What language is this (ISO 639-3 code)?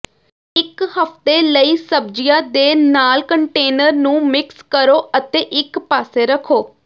pan